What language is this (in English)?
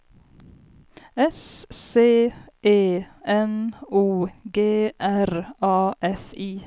Swedish